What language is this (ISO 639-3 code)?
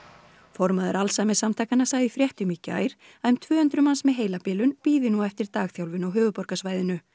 isl